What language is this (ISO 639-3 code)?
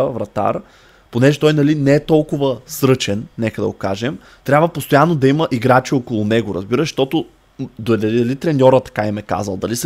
bul